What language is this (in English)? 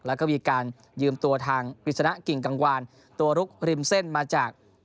Thai